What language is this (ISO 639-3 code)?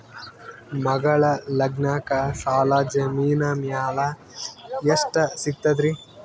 kan